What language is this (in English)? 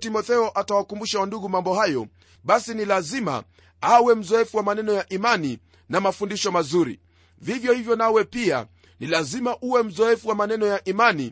Swahili